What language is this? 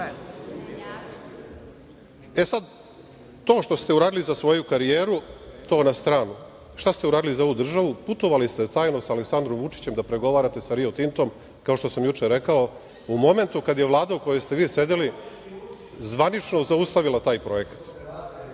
Serbian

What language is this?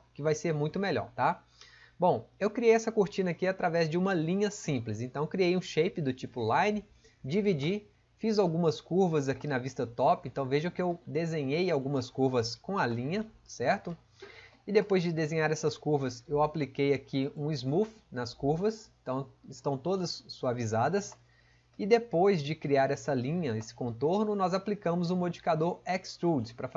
Portuguese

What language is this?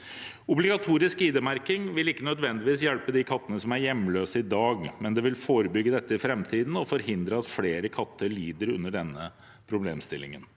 Norwegian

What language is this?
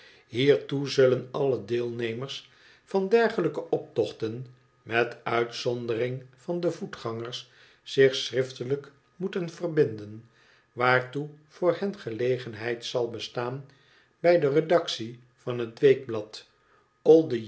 Dutch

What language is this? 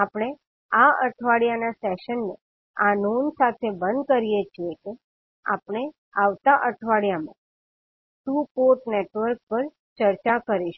Gujarati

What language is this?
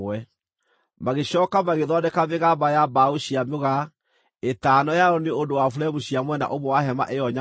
Kikuyu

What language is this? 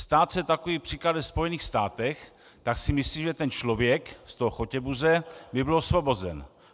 Czech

